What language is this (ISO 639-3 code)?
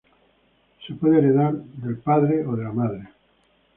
spa